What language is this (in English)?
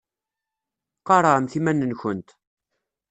Kabyle